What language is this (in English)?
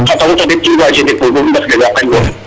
Serer